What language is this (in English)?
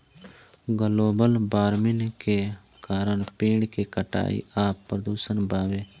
Bhojpuri